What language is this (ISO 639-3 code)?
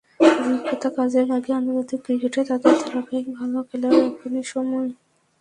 ben